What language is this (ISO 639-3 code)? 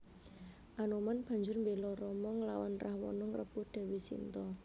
jav